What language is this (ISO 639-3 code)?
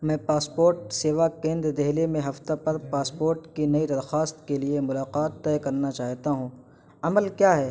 urd